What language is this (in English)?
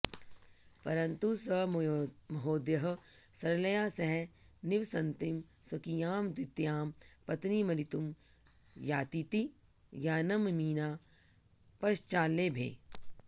Sanskrit